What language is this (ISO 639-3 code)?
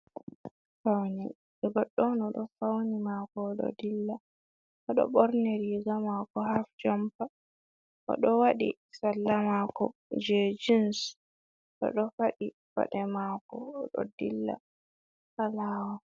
ful